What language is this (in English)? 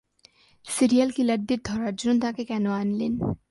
Bangla